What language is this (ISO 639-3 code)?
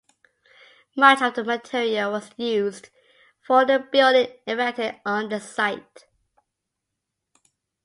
eng